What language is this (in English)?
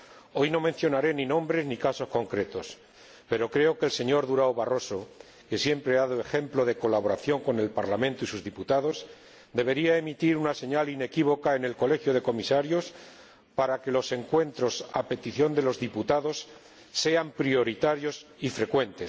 Spanish